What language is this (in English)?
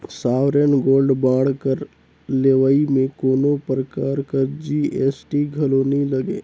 Chhattisgarhi